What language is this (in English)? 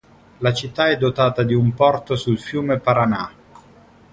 Italian